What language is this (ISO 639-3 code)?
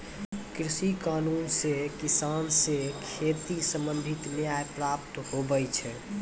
mai